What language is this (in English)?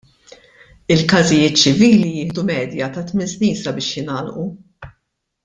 Maltese